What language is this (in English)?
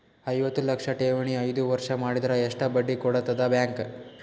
Kannada